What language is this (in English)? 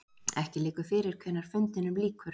Icelandic